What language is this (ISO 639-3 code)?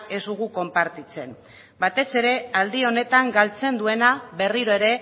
eus